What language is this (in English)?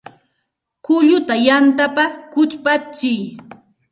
Santa Ana de Tusi Pasco Quechua